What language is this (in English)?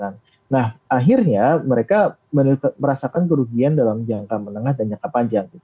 Indonesian